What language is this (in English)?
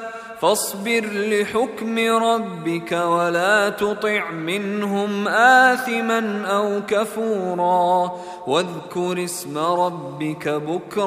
Arabic